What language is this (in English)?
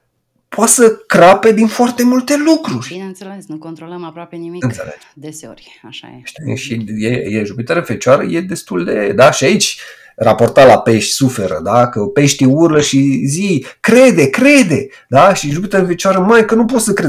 Romanian